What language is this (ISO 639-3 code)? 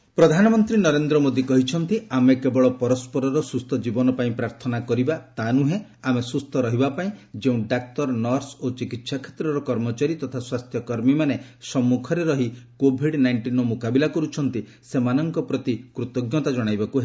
ori